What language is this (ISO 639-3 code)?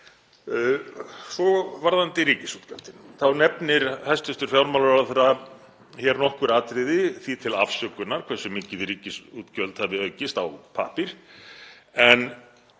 isl